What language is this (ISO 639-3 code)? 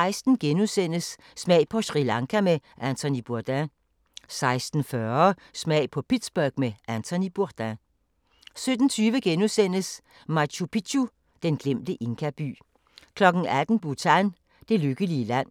dan